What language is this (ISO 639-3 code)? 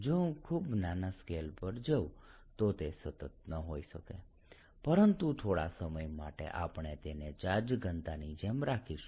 guj